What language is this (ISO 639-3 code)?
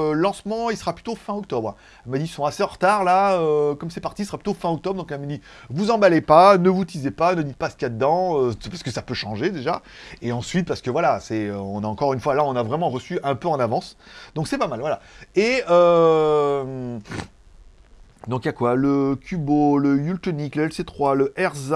fra